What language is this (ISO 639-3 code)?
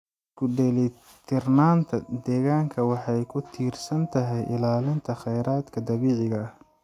som